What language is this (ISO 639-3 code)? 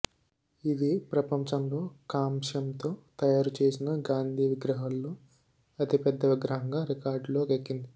tel